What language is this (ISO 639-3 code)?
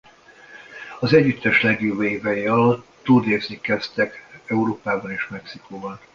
hun